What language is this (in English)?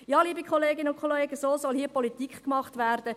Swiss German